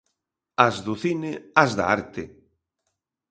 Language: Galician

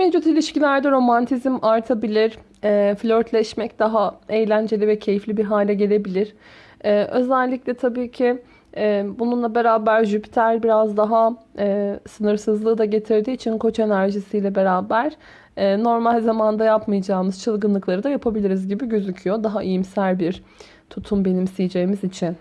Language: Turkish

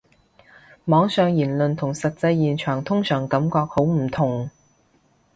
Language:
Cantonese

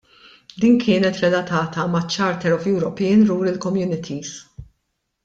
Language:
Maltese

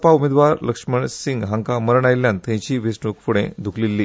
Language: Konkani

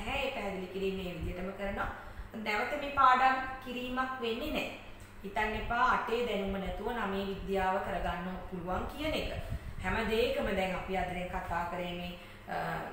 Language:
Hindi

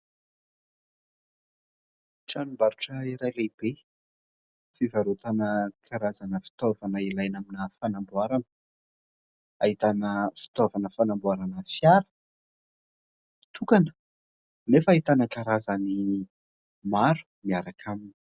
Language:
Malagasy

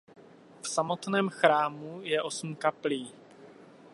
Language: Czech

